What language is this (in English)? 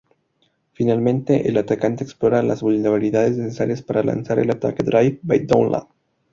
Spanish